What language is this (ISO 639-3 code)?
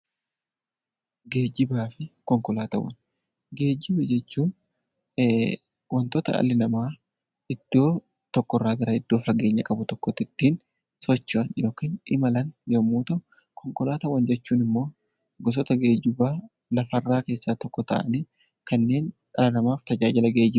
orm